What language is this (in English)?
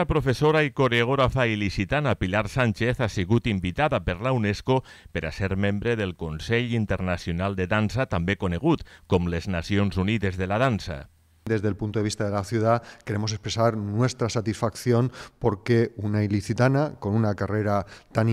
Spanish